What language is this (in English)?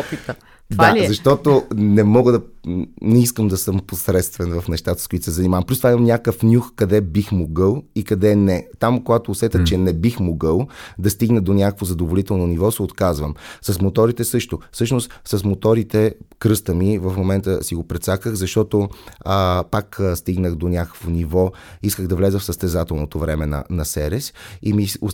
Bulgarian